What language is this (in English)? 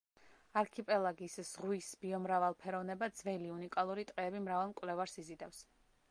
Georgian